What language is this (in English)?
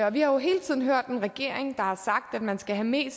Danish